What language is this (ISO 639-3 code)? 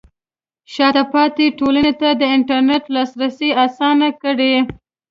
pus